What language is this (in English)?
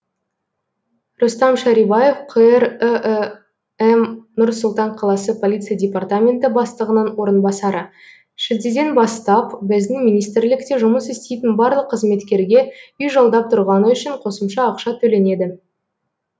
Kazakh